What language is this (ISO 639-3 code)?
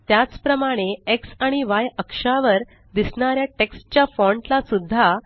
mar